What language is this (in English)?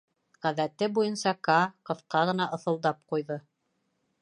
Bashkir